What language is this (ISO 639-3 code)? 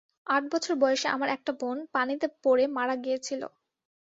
ben